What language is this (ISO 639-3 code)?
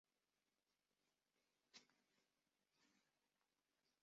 zho